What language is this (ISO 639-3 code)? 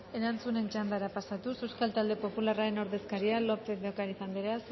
eus